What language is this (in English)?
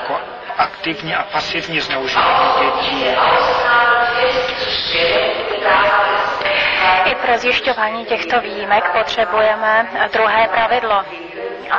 Czech